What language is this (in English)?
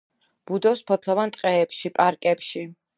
Georgian